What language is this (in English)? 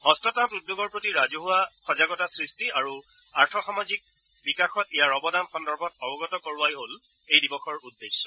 Assamese